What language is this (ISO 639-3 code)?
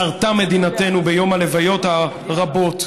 heb